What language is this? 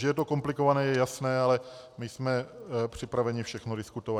Czech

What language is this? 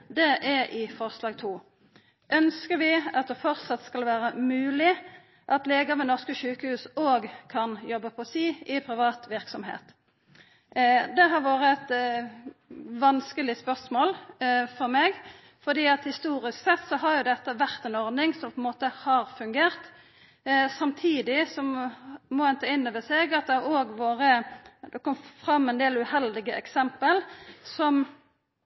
Norwegian Nynorsk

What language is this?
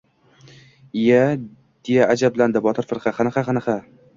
Uzbek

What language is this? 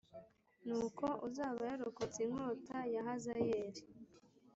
Kinyarwanda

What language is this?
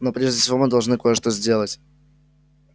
Russian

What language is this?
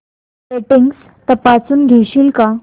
Marathi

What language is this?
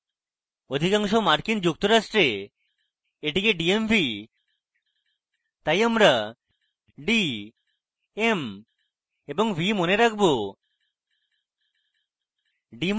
Bangla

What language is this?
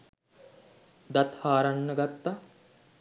Sinhala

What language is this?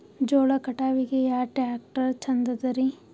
Kannada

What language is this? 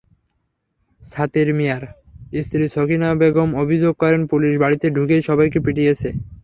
Bangla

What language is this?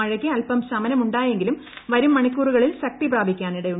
Malayalam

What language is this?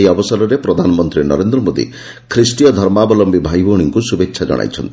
Odia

